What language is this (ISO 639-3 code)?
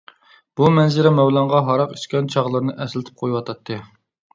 uig